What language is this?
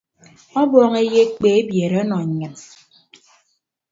Ibibio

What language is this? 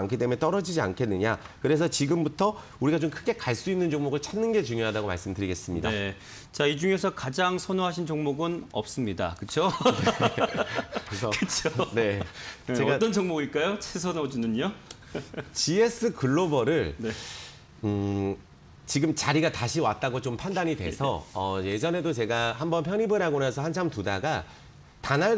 Korean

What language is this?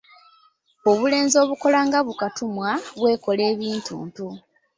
Ganda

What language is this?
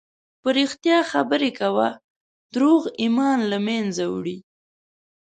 Pashto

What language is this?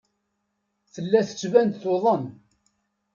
Kabyle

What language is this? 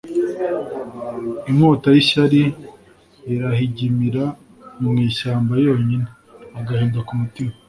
Kinyarwanda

